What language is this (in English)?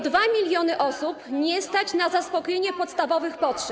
Polish